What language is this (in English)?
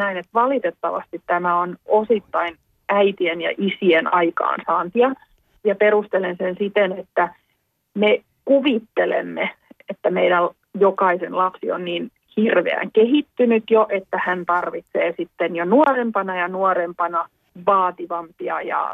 Finnish